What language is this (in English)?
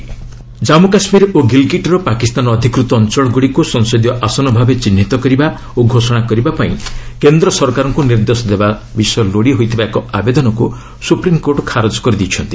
Odia